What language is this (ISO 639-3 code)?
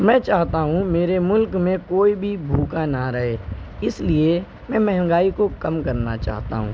urd